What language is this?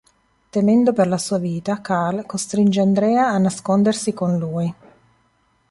Italian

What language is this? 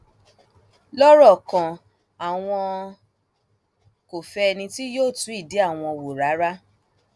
Yoruba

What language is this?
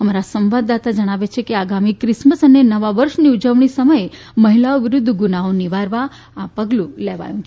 Gujarati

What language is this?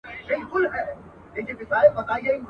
Pashto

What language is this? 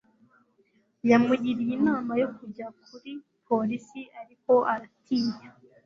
Kinyarwanda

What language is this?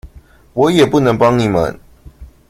Chinese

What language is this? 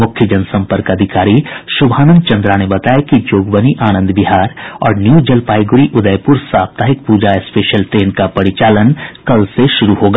Hindi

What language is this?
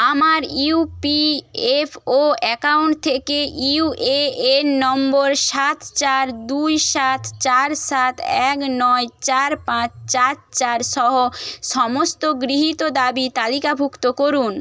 Bangla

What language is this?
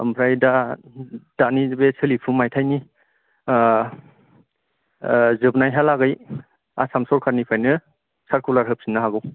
Bodo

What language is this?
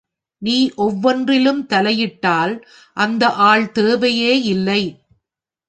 Tamil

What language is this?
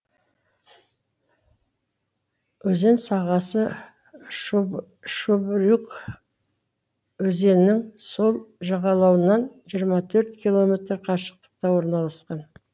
Kazakh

